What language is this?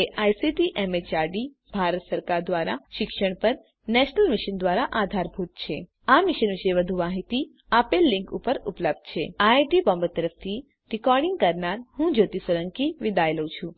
Gujarati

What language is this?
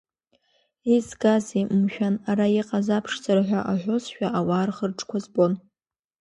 Abkhazian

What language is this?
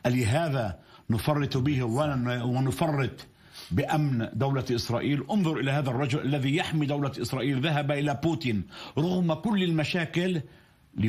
Arabic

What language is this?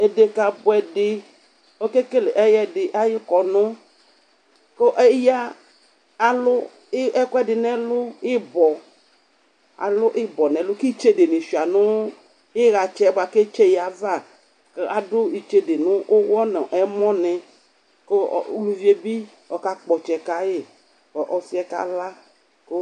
Ikposo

